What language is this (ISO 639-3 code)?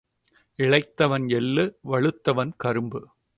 tam